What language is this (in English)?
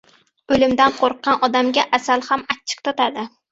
Uzbek